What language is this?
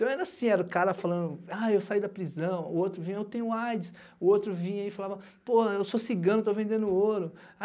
Portuguese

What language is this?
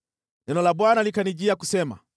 Swahili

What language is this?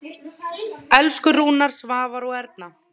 Icelandic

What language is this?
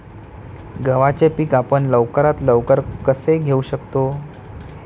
Marathi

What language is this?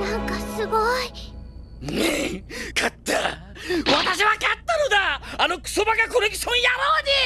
Japanese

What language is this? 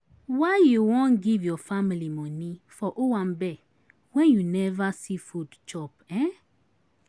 Nigerian Pidgin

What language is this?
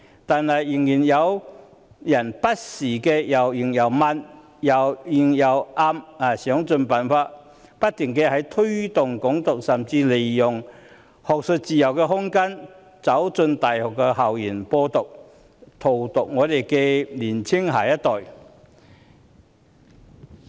Cantonese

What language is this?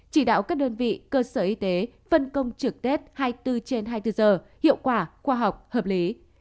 Vietnamese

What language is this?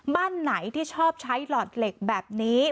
Thai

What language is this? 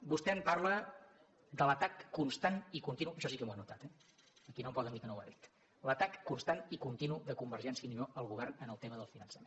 Catalan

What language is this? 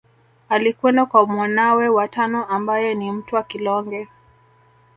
Swahili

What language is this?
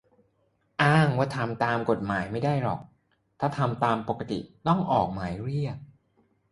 Thai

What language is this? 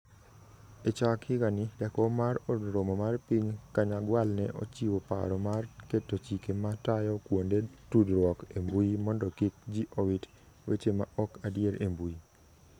Luo (Kenya and Tanzania)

